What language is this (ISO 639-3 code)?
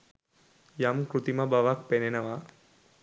sin